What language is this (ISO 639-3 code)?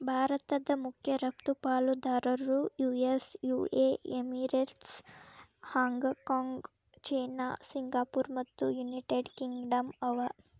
kan